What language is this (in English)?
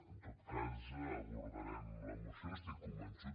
Catalan